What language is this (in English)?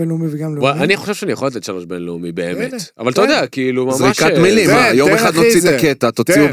Hebrew